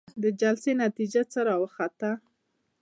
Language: Pashto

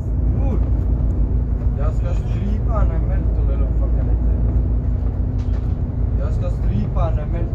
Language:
Swedish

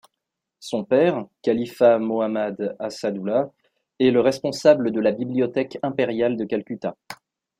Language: French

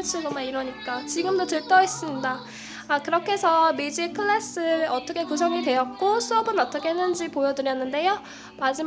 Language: Korean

